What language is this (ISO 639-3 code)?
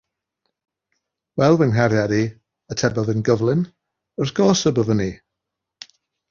cym